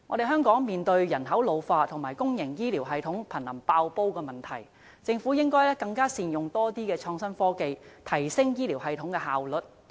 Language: Cantonese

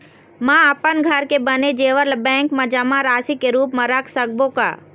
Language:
Chhattisgarhi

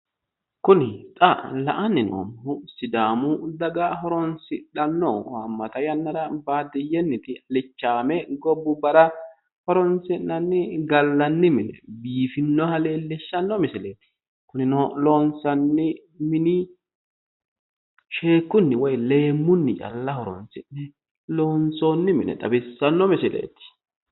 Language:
Sidamo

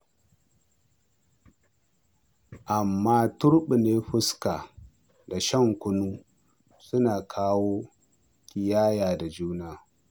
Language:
Hausa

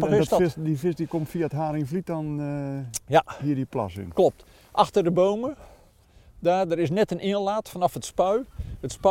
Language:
Dutch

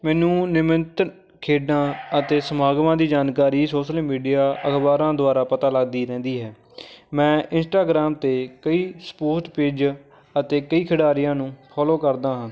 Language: Punjabi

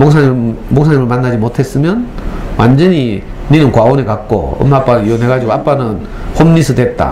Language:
Korean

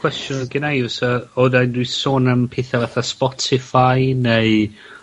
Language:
Welsh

